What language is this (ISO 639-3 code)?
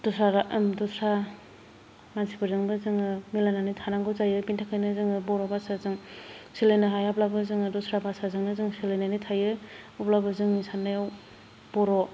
brx